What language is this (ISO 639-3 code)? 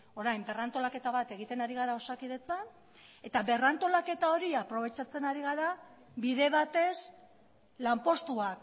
eus